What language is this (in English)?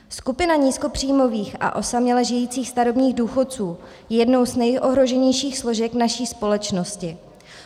Czech